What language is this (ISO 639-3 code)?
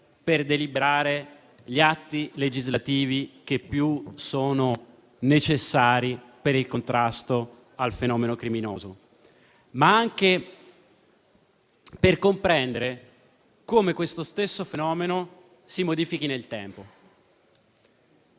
ita